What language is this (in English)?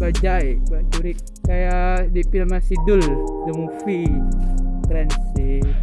Indonesian